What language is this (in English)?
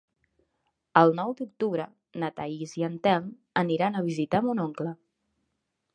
Catalan